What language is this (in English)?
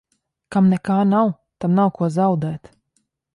Latvian